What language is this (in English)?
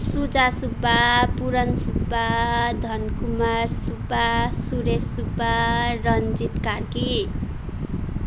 Nepali